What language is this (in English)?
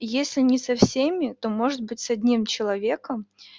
Russian